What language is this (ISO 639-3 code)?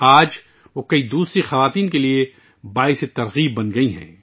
urd